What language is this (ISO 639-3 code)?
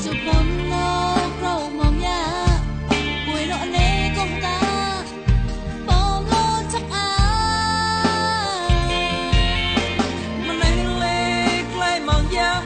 msa